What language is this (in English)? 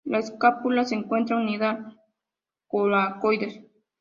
Spanish